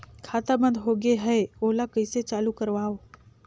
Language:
Chhattisgarhi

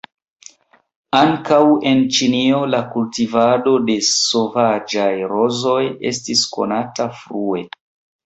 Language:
Esperanto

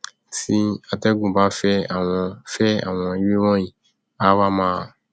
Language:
Yoruba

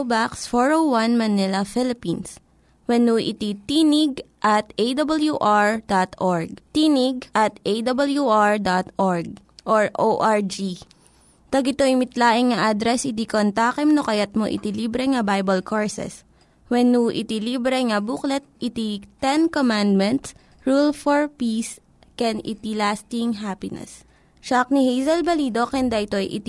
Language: Filipino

